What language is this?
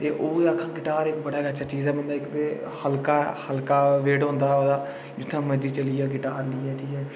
Dogri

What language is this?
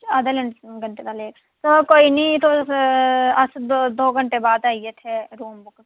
Dogri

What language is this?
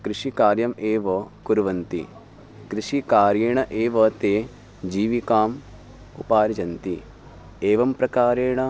Sanskrit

